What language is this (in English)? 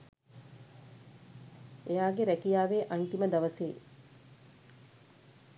Sinhala